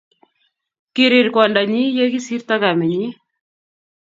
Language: Kalenjin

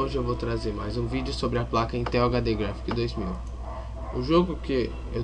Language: Portuguese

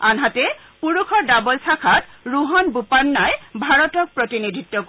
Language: Assamese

